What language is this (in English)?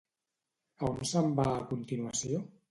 Catalan